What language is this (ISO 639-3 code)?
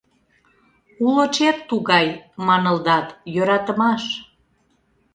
chm